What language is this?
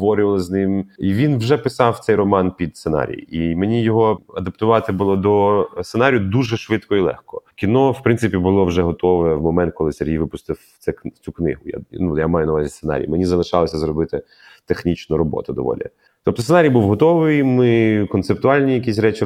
Ukrainian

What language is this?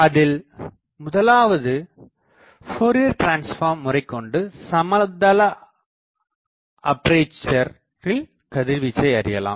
Tamil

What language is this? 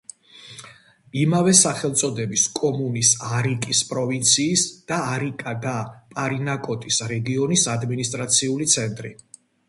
Georgian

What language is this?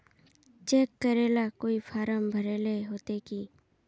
Magahi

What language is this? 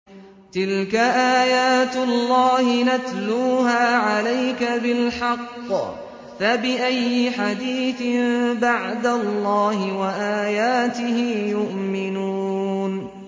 Arabic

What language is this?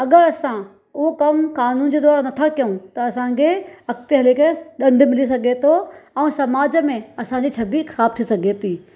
Sindhi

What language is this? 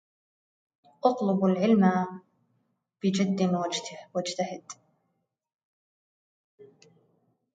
Arabic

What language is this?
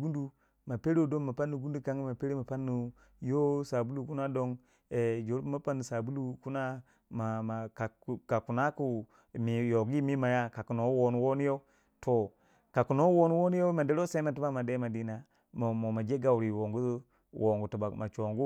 Waja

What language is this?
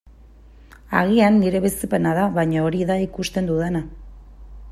Basque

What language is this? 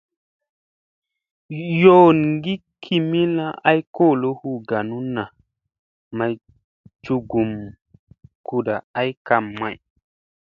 Musey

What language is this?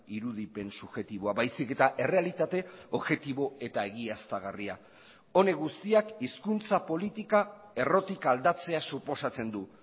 Basque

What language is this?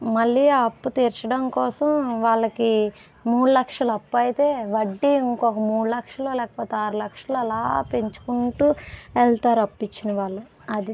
Telugu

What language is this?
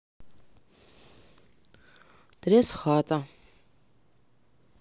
Russian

